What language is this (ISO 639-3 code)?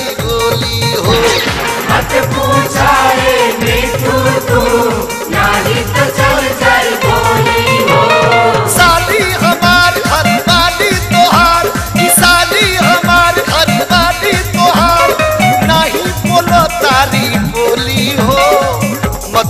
hin